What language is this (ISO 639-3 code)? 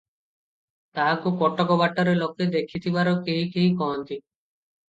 ori